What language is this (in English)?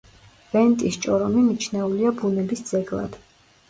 Georgian